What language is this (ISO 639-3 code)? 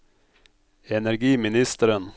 nor